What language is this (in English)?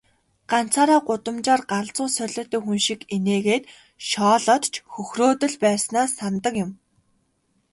Mongolian